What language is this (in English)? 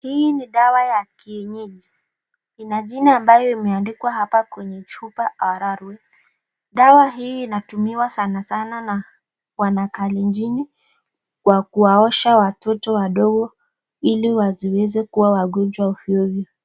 Swahili